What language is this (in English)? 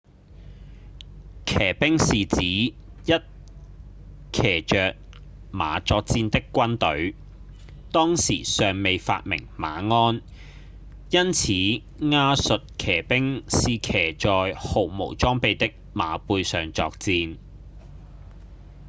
Cantonese